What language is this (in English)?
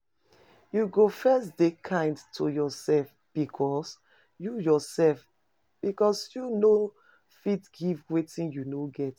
Nigerian Pidgin